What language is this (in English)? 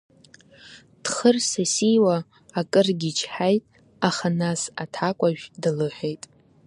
Abkhazian